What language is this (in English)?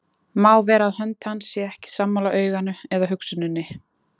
Icelandic